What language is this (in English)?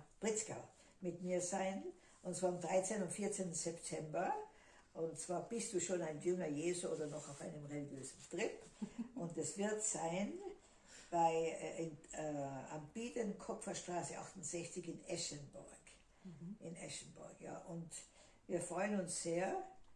German